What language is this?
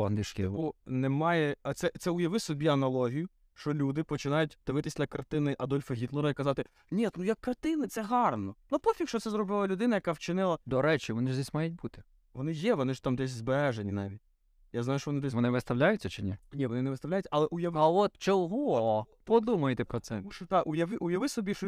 Ukrainian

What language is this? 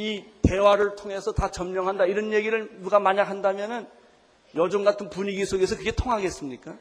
Korean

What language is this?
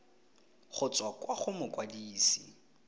Tswana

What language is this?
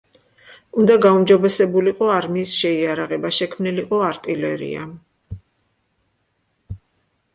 Georgian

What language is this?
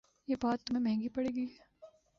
Urdu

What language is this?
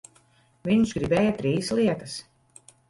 Latvian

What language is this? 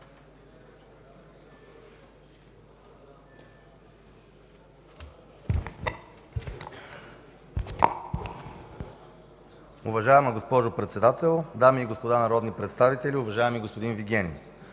Bulgarian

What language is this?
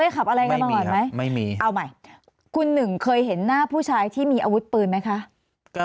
Thai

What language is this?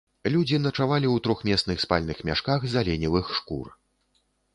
Belarusian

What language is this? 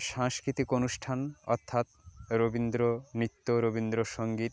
Bangla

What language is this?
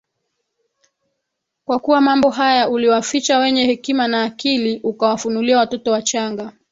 Swahili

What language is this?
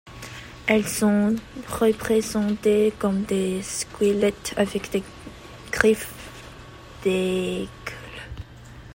French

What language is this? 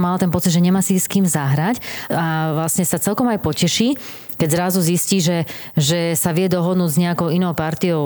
Slovak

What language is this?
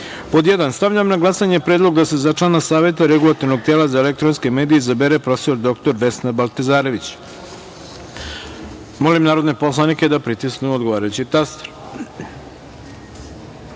Serbian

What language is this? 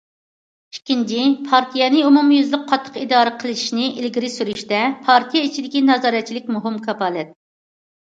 Uyghur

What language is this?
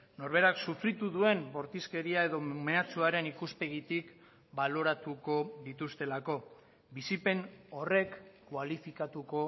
Basque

